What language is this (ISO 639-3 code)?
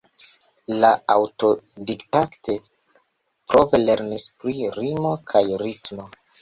epo